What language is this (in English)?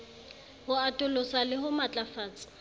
Southern Sotho